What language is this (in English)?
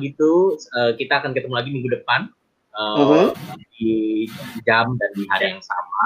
Indonesian